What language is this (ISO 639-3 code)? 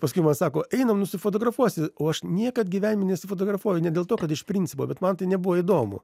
lit